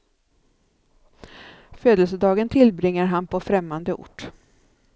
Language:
Swedish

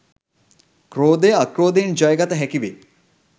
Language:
Sinhala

